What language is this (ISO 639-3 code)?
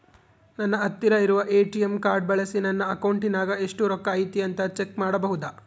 kan